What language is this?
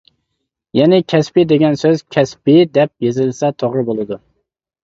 Uyghur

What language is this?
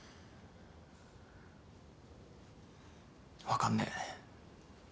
Japanese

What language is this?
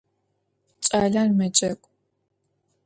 Adyghe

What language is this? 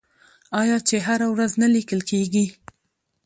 Pashto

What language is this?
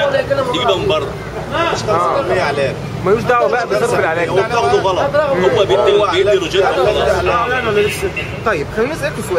Arabic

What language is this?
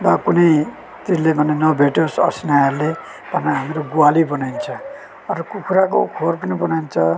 Nepali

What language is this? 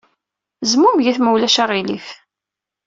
Kabyle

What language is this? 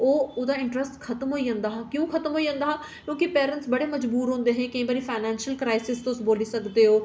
Dogri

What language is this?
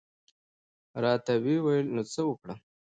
Pashto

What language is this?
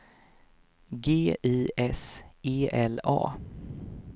Swedish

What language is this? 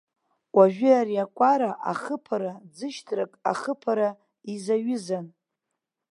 Abkhazian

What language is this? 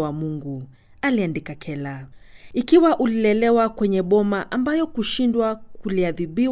Swahili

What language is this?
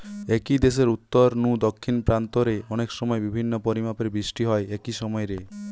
Bangla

